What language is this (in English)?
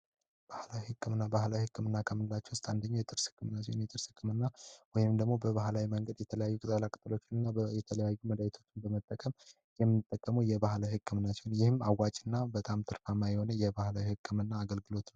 Amharic